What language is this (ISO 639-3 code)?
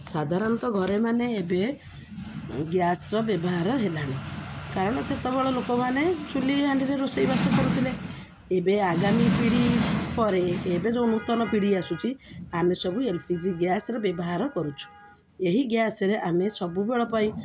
ori